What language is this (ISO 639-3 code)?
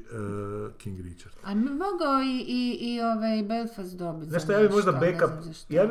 hrv